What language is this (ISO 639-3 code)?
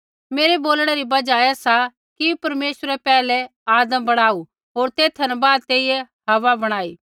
kfx